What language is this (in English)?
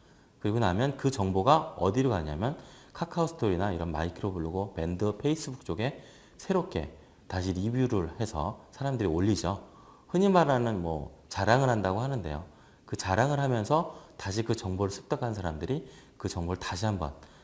Korean